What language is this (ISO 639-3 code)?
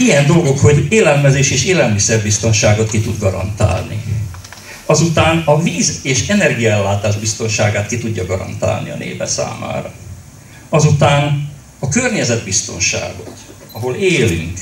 hun